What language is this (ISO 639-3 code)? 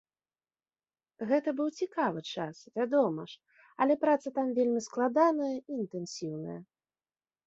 bel